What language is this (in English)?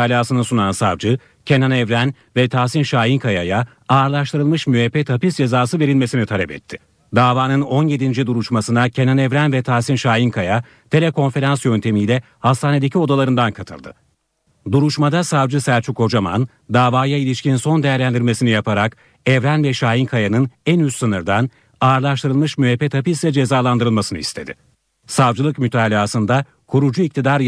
Turkish